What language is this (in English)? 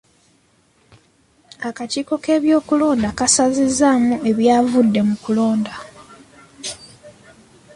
Ganda